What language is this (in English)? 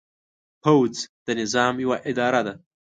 Pashto